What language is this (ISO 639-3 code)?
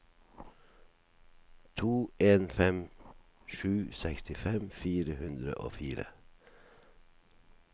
nor